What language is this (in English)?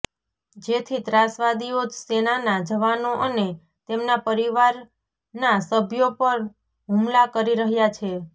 Gujarati